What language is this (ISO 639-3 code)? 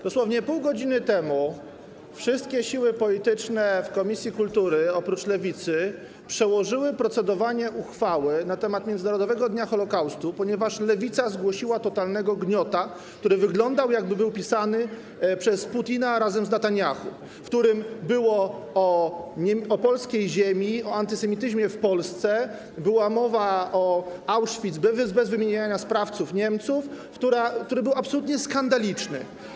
pol